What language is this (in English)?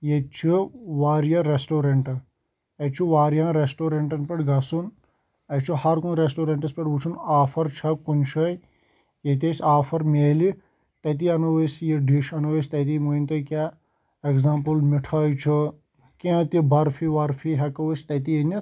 Kashmiri